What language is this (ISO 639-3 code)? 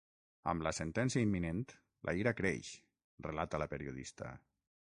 cat